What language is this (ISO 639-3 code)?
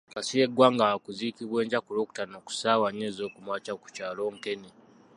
lug